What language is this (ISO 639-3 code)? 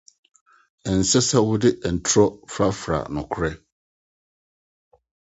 aka